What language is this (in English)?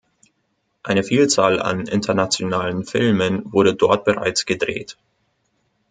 German